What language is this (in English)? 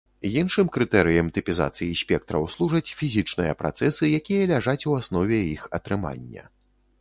Belarusian